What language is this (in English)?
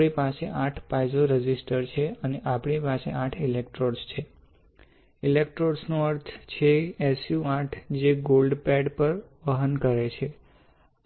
Gujarati